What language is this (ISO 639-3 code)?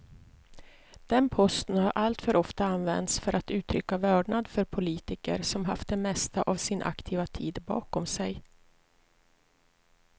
swe